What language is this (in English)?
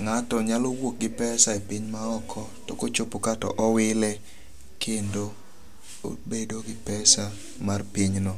Luo (Kenya and Tanzania)